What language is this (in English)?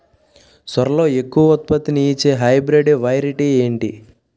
Telugu